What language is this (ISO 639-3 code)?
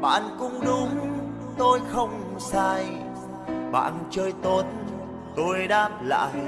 vie